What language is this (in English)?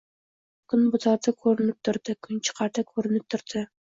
Uzbek